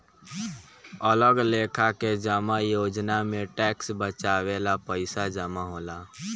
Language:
Bhojpuri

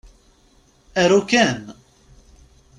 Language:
Kabyle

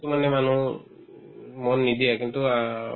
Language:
Assamese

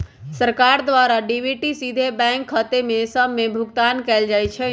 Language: Magahi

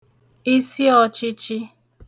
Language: Igbo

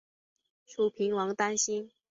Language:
Chinese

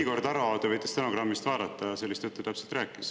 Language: Estonian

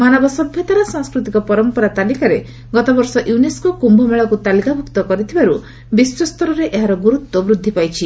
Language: Odia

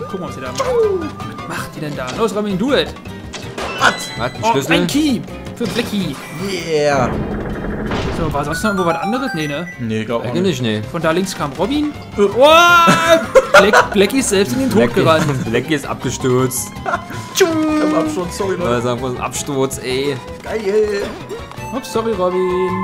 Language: German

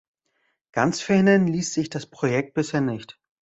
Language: German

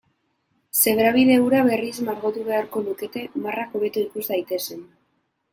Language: Basque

